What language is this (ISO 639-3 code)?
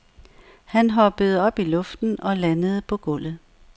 dan